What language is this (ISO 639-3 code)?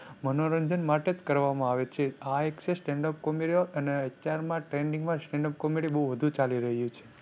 guj